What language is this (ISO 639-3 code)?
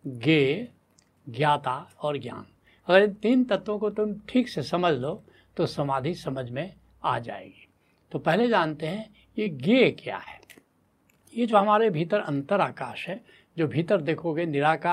hin